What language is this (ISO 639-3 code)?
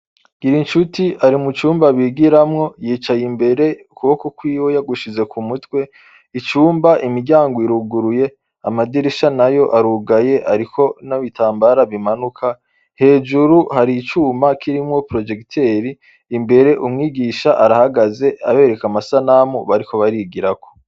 run